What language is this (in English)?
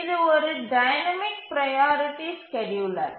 Tamil